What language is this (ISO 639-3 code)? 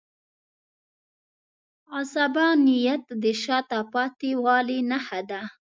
pus